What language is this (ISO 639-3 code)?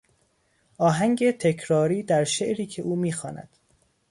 fas